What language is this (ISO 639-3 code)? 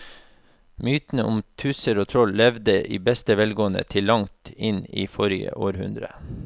nor